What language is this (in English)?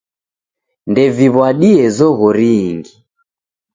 Taita